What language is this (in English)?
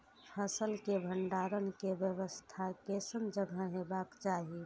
Maithili